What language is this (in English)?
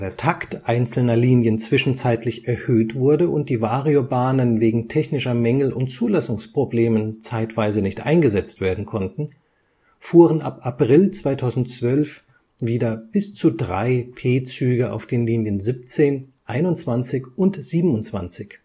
German